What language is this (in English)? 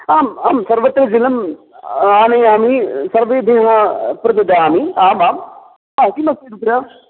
Sanskrit